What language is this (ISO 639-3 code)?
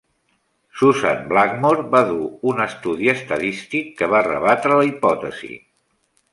cat